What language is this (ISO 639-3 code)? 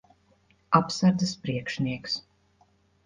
lav